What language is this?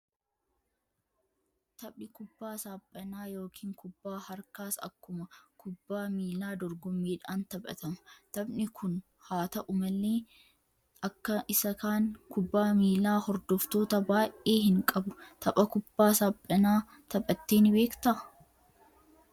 Oromo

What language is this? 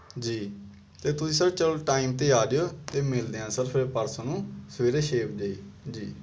Punjabi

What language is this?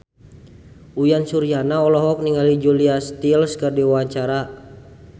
Sundanese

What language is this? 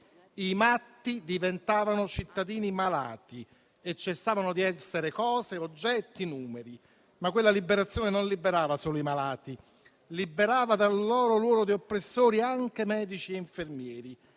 Italian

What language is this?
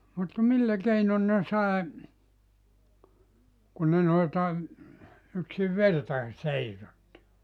Finnish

